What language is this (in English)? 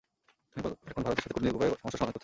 Bangla